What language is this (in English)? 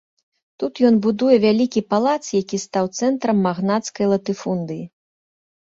Belarusian